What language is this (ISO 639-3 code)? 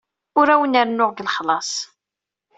kab